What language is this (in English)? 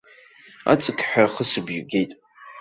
Abkhazian